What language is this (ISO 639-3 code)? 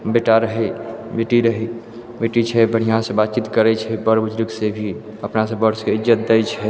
mai